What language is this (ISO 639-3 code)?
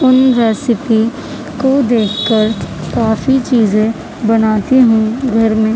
urd